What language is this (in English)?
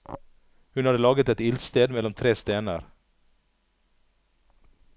Norwegian